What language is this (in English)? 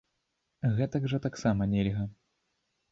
Belarusian